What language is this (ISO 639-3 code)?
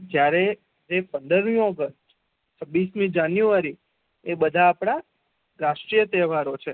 guj